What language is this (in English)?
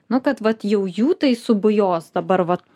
Lithuanian